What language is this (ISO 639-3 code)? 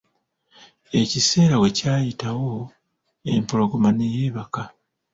lug